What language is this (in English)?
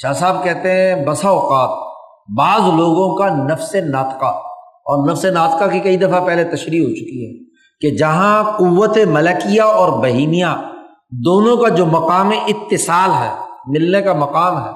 Urdu